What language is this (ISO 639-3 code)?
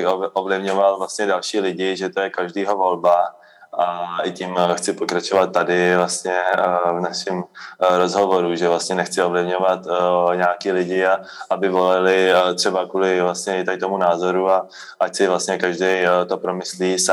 ces